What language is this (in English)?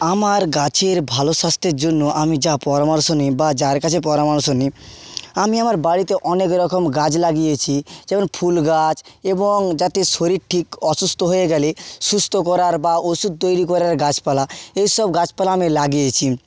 Bangla